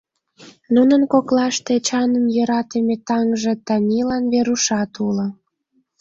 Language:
Mari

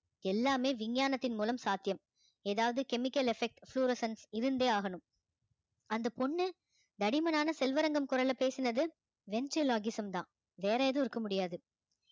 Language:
Tamil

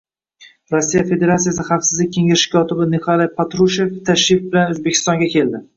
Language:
Uzbek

